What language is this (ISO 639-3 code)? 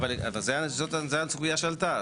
heb